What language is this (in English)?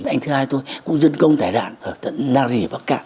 Vietnamese